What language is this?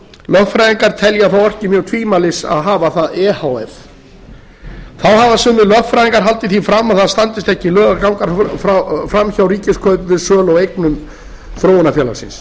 Icelandic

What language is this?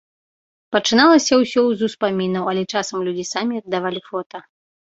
Belarusian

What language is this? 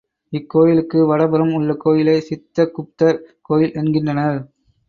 Tamil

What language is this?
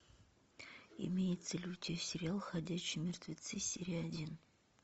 Russian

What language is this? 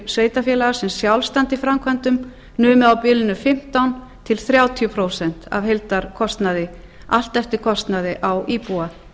Icelandic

